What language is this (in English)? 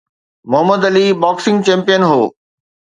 Sindhi